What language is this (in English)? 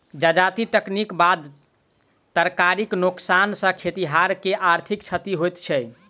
Maithili